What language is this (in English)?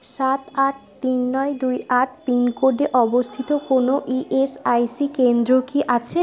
Bangla